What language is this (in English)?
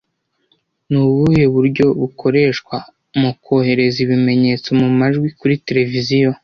Kinyarwanda